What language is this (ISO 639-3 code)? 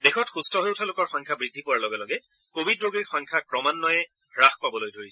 asm